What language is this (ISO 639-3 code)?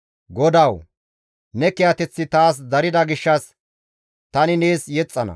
gmv